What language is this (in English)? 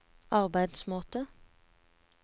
Norwegian